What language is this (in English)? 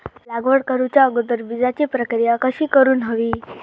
Marathi